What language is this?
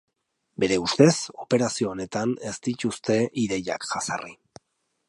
Basque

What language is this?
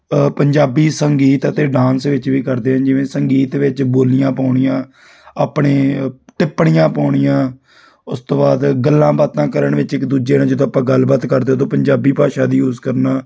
Punjabi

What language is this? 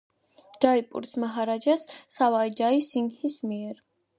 Georgian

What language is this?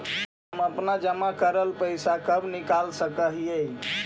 Magahi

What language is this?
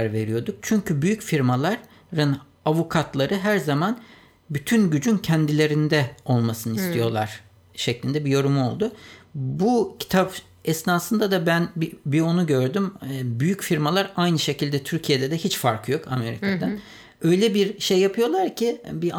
Turkish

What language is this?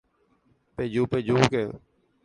Guarani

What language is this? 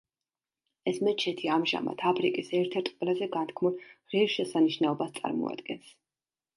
Georgian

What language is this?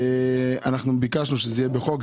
Hebrew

